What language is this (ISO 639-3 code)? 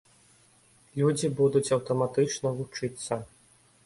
bel